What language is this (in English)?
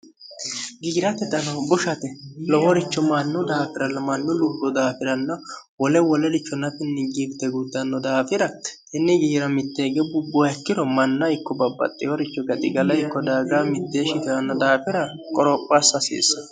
Sidamo